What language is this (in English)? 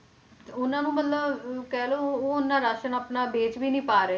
Punjabi